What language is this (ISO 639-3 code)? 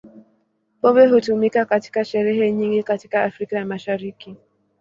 swa